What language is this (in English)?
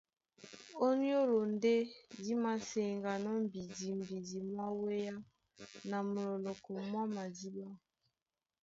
Duala